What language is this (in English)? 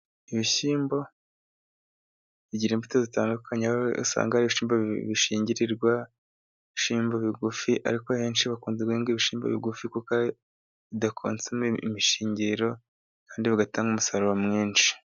Kinyarwanda